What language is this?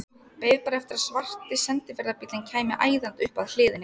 Icelandic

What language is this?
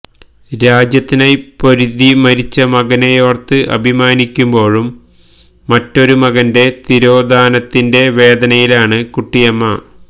Malayalam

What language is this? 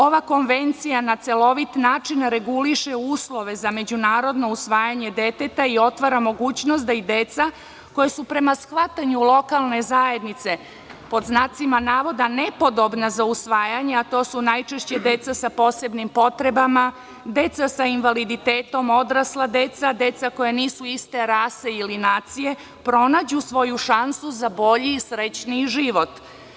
Serbian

